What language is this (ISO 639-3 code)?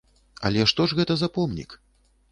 bel